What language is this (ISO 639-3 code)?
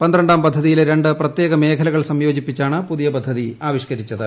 mal